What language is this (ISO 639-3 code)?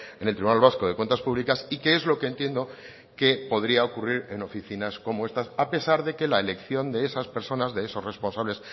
spa